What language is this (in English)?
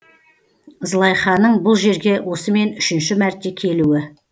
Kazakh